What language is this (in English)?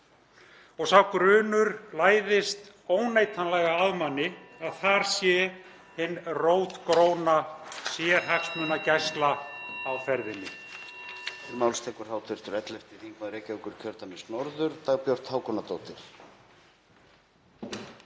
Icelandic